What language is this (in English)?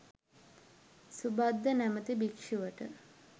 Sinhala